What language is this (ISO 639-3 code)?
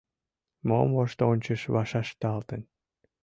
chm